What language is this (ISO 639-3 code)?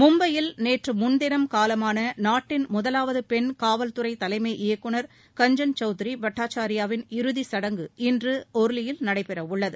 tam